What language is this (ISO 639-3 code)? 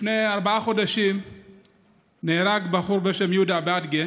heb